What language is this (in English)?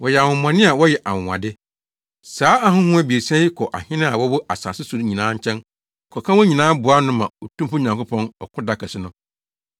Akan